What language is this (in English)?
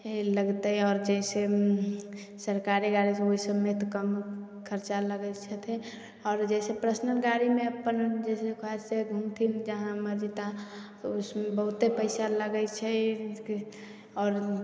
Maithili